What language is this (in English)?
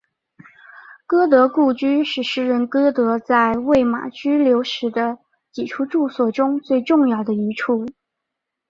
Chinese